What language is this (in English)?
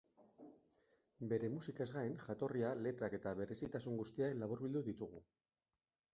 Basque